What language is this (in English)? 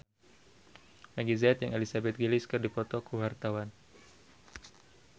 Sundanese